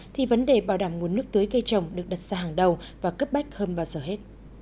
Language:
Vietnamese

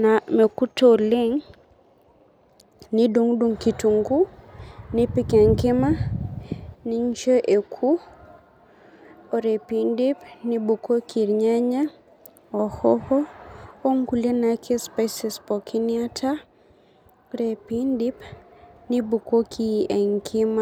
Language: Masai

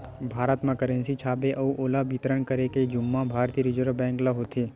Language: Chhattisgarhi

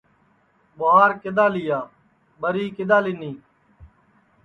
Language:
Sansi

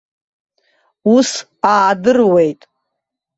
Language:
Abkhazian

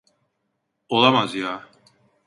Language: Turkish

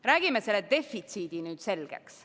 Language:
Estonian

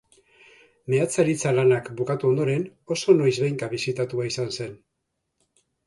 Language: Basque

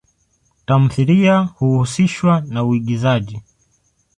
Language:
Swahili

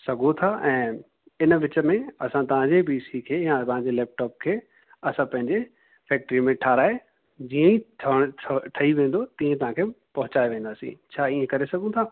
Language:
Sindhi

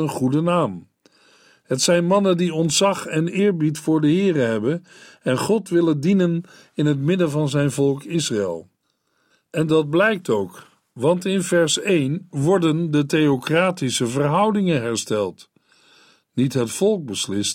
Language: Dutch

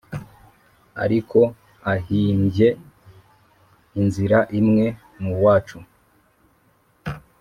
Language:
Kinyarwanda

